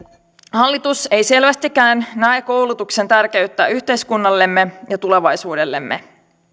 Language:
Finnish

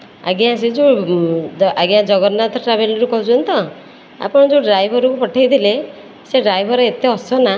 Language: Odia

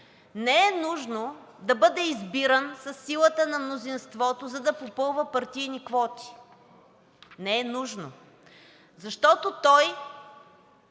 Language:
Bulgarian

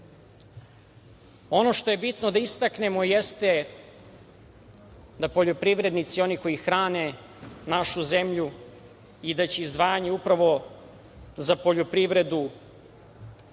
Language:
Serbian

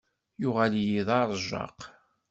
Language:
Kabyle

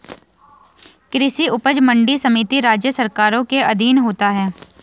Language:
Hindi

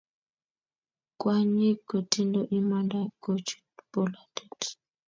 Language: Kalenjin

